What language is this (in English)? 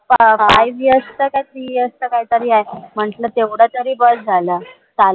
Marathi